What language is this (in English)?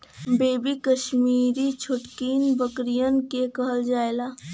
Bhojpuri